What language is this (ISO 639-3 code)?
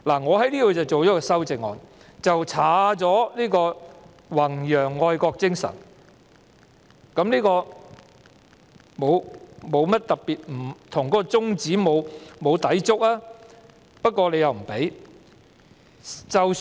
yue